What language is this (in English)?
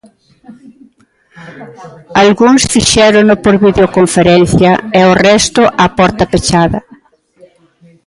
Galician